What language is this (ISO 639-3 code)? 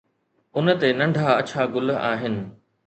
snd